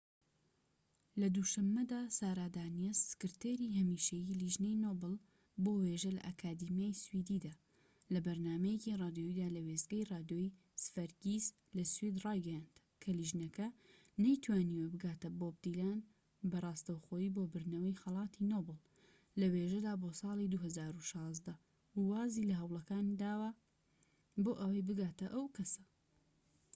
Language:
Central Kurdish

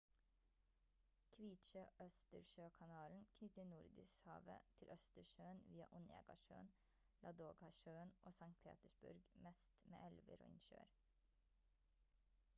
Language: Norwegian Bokmål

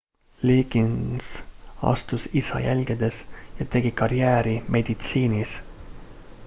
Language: Estonian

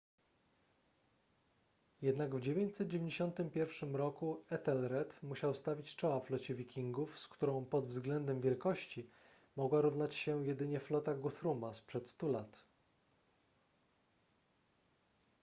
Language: Polish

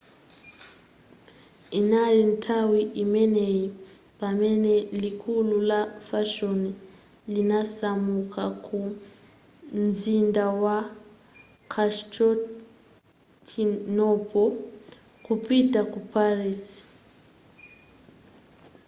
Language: Nyanja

